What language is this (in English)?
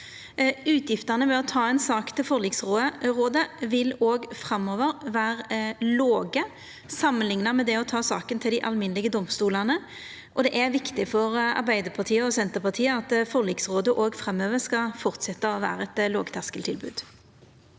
Norwegian